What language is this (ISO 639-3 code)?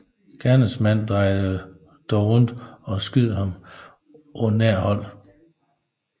dan